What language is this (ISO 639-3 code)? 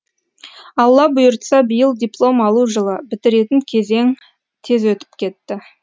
kaz